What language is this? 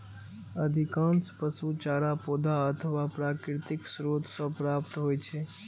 Maithili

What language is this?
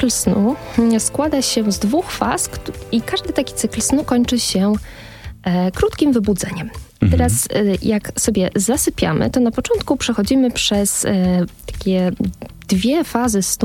Polish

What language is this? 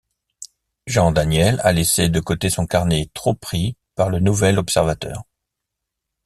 French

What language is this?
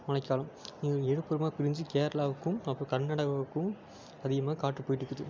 Tamil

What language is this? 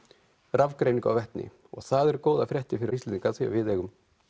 Icelandic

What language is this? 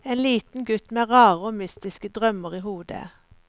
Norwegian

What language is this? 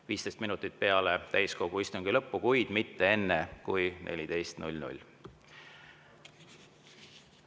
Estonian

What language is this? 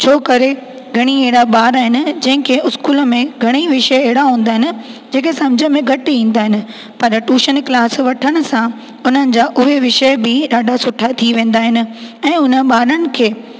Sindhi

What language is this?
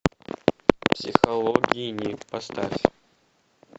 Russian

